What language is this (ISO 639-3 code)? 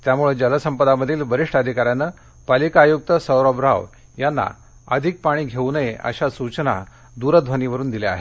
mar